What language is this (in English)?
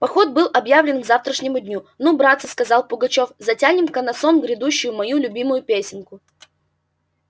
Russian